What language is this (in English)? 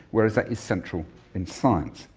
English